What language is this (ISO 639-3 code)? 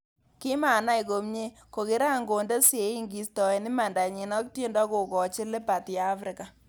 kln